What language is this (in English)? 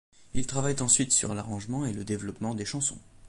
French